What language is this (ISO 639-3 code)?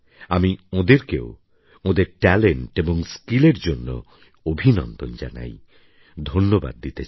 ben